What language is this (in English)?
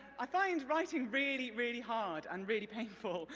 English